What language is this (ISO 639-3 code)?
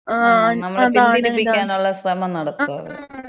mal